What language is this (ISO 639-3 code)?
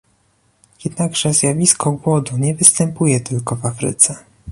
pol